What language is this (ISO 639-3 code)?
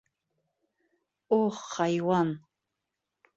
bak